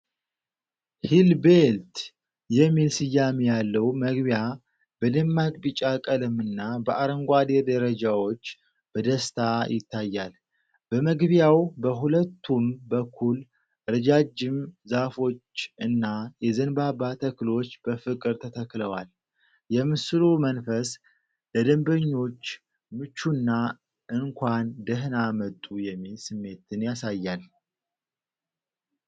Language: Amharic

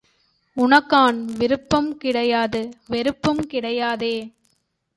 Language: Tamil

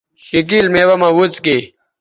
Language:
Bateri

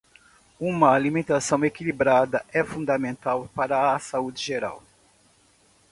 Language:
Portuguese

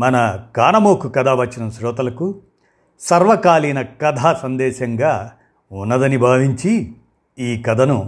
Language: Telugu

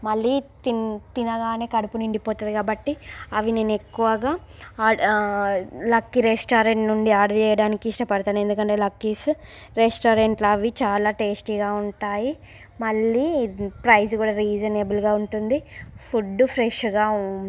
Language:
Telugu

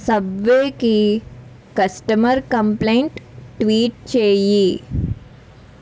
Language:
Telugu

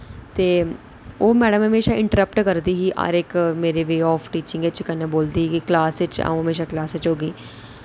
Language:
Dogri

